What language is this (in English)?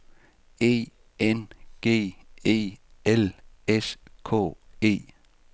Danish